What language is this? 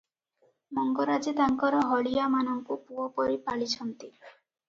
Odia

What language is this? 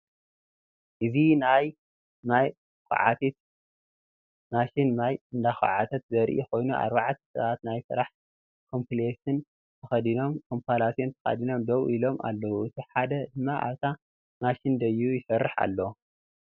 Tigrinya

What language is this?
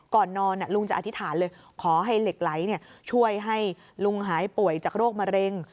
Thai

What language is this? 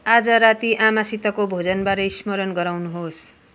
Nepali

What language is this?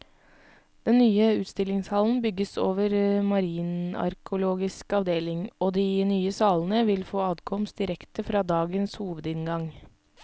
Norwegian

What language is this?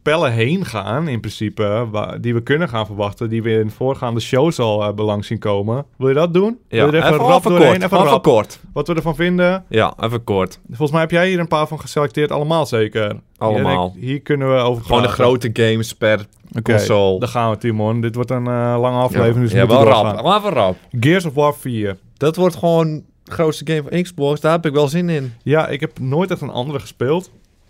Dutch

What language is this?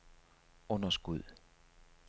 Danish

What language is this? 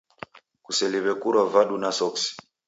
Taita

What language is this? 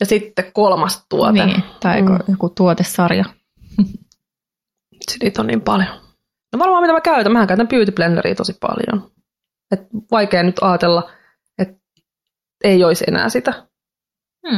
Finnish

